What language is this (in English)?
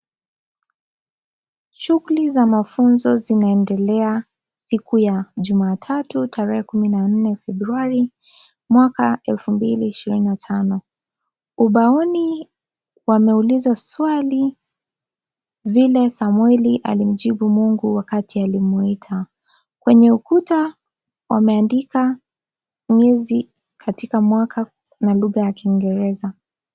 Swahili